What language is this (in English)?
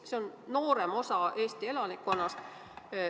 Estonian